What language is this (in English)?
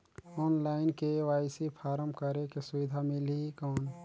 Chhattisgarhi